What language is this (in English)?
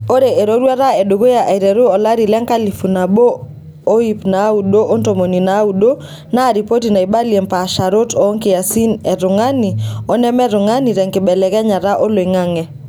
Masai